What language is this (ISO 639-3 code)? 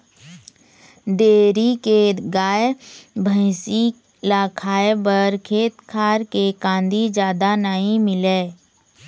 hne